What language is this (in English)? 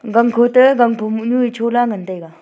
Wancho Naga